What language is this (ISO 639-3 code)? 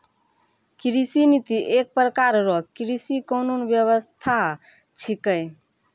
mai